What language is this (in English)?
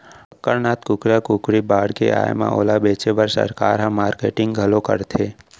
Chhattisgarhi